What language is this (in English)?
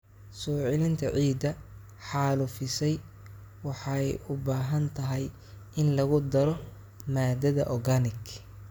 Somali